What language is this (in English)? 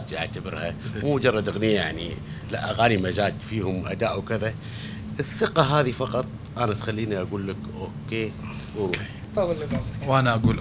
Arabic